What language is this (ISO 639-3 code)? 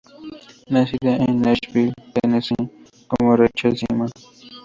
spa